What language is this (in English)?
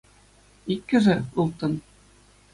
Chuvash